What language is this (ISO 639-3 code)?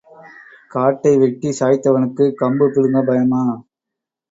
tam